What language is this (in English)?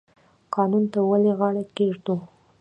Pashto